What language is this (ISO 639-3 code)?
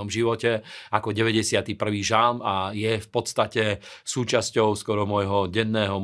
slk